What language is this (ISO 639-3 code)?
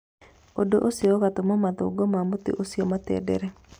kik